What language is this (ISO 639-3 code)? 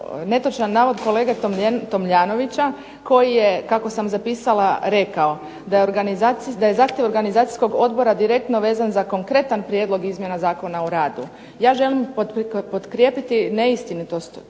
hrv